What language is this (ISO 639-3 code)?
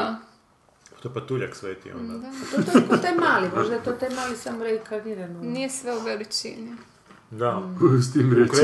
hrv